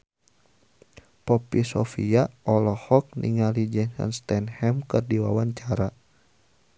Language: Sundanese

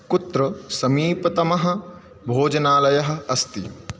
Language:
Sanskrit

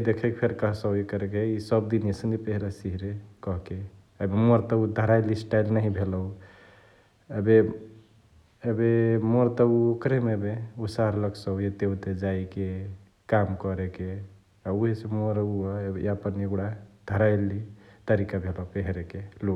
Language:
Chitwania Tharu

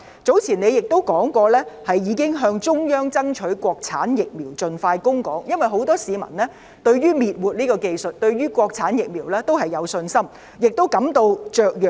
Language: Cantonese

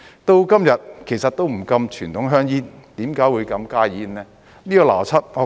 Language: Cantonese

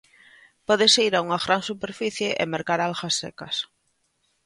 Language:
Galician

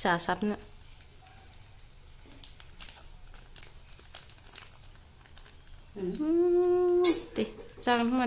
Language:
Thai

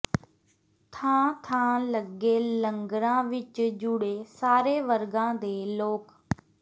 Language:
Punjabi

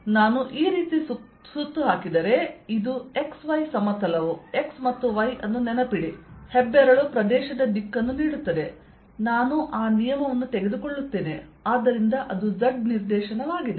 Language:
Kannada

